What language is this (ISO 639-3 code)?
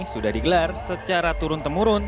ind